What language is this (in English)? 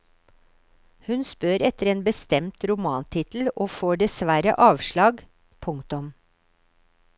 Norwegian